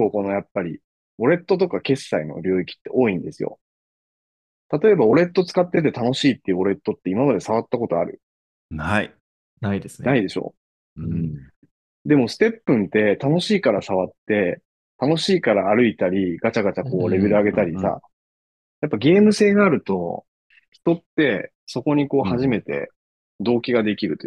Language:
Japanese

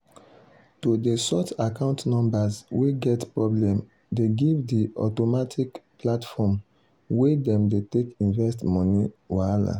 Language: Nigerian Pidgin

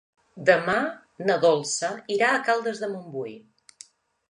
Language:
Catalan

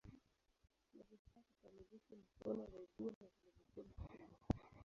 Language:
Swahili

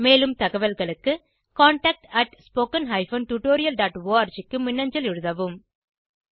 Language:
Tamil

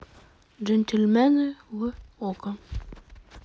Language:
Russian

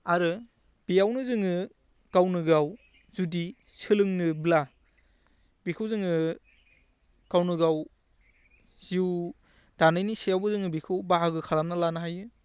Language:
Bodo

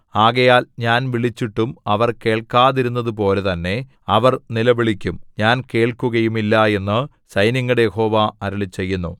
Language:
Malayalam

